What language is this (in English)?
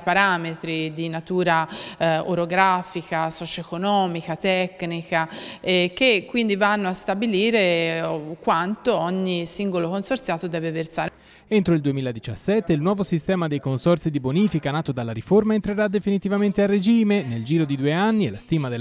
Italian